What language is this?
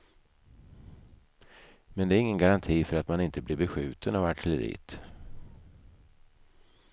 Swedish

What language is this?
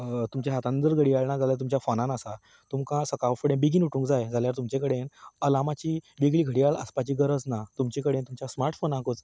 Konkani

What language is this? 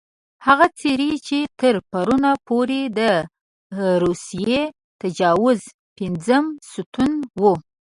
Pashto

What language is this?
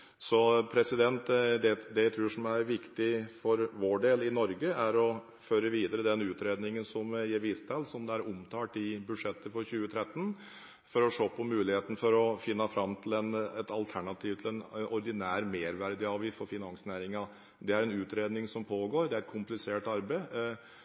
Norwegian Bokmål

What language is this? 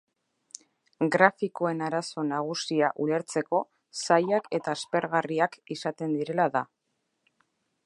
Basque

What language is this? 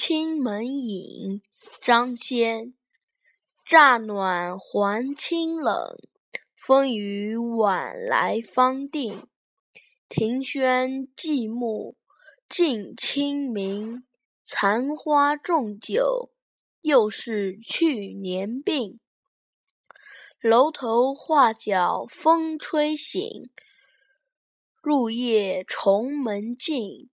Chinese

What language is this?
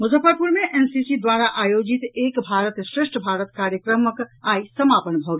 Maithili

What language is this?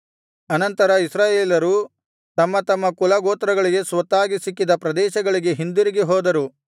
Kannada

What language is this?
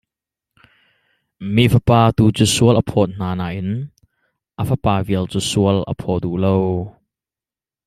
Hakha Chin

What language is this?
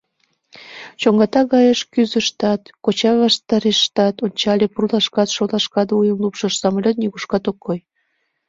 Mari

